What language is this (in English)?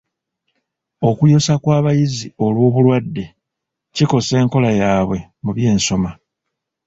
Ganda